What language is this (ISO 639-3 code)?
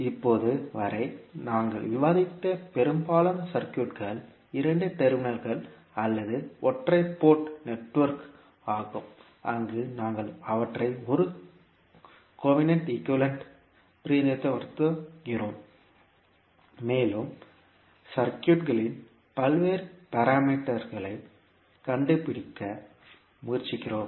tam